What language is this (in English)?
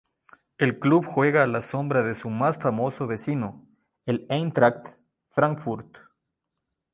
Spanish